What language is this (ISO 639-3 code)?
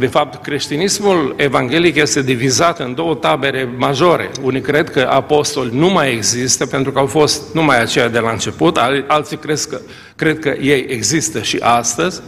ron